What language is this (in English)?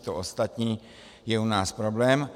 Czech